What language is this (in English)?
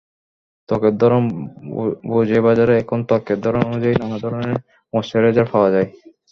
Bangla